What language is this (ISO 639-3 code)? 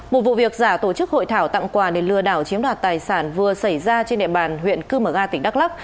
vie